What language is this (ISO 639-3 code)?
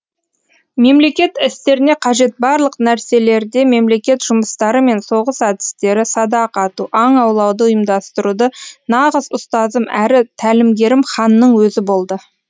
kaz